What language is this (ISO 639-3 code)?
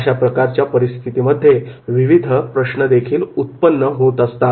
mar